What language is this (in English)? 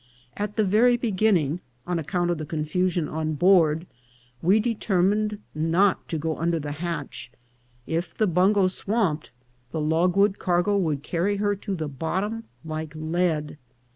English